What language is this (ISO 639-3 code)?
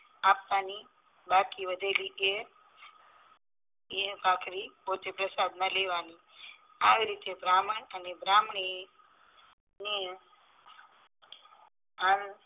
guj